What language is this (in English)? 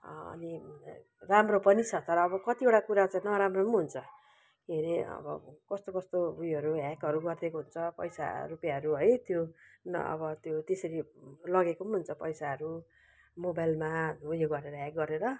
Nepali